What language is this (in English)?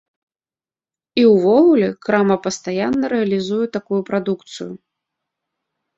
Belarusian